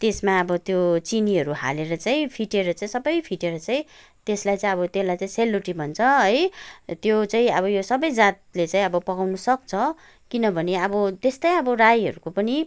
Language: Nepali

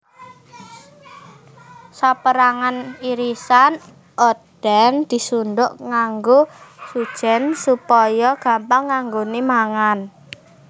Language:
Javanese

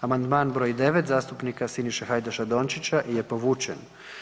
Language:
Croatian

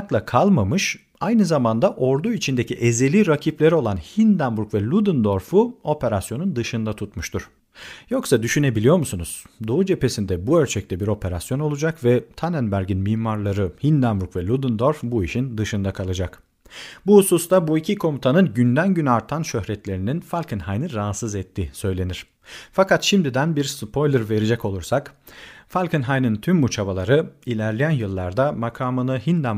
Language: Turkish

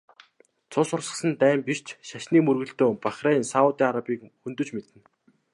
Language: Mongolian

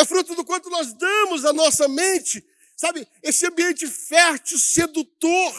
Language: Portuguese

